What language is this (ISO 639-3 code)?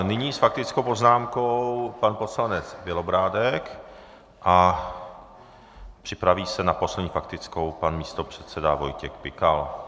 ces